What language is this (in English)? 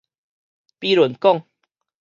Min Nan Chinese